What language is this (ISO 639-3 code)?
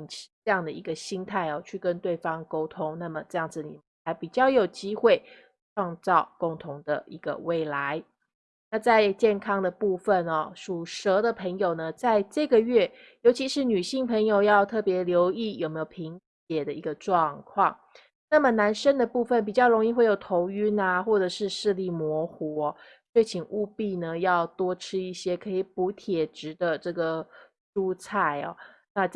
zho